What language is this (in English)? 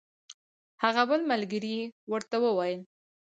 Pashto